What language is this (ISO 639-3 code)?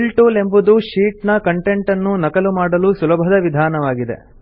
kan